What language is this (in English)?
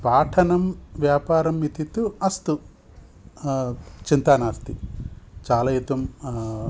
Sanskrit